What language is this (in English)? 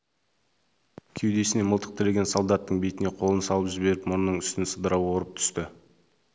Kazakh